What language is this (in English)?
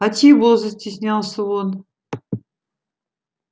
Russian